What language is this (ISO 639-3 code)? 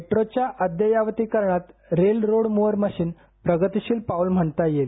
mar